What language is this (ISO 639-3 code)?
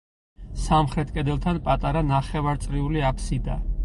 kat